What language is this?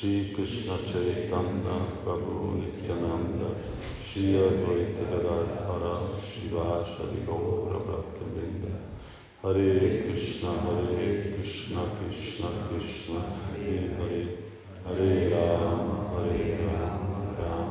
Hungarian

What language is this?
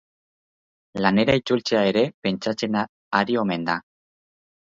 Basque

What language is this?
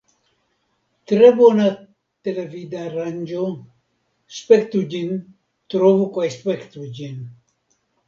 Esperanto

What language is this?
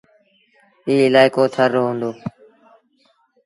Sindhi Bhil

